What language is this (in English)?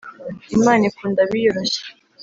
Kinyarwanda